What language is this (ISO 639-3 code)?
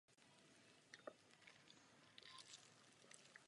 ces